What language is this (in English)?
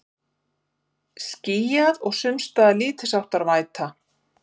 Icelandic